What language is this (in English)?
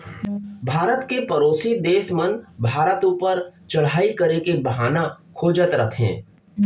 Chhattisgarhi